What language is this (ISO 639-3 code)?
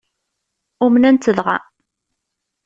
kab